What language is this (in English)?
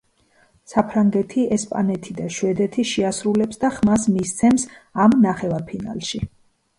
Georgian